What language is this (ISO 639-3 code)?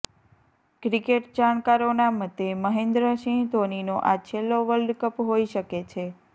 guj